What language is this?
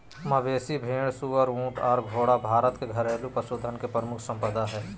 Magahi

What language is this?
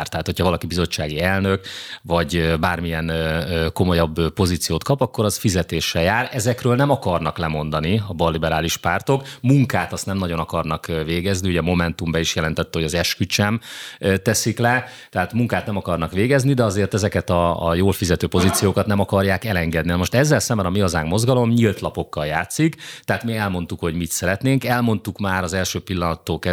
Hungarian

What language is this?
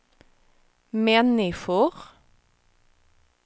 Swedish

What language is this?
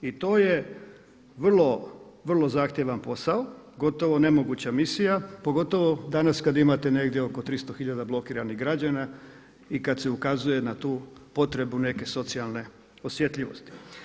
Croatian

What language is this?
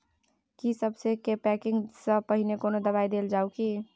Maithili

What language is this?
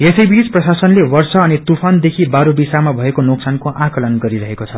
Nepali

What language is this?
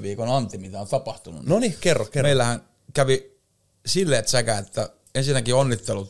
Finnish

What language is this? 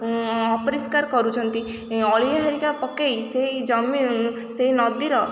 Odia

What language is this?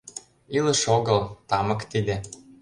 Mari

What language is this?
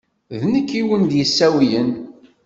Kabyle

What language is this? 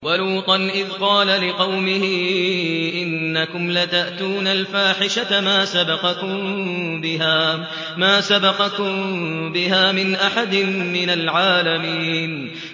Arabic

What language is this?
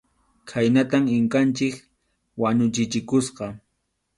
Arequipa-La Unión Quechua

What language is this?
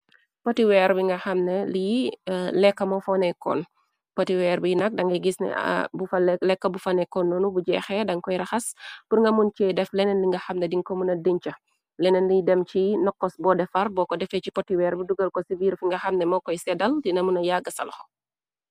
Wolof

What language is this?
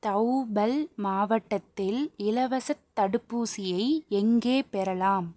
Tamil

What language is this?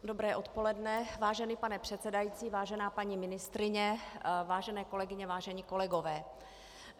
Czech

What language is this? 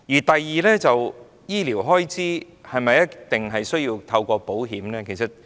Cantonese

